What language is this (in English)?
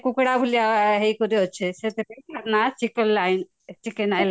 Odia